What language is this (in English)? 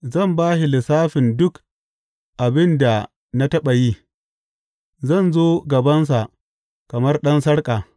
Hausa